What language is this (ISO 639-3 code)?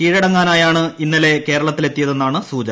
mal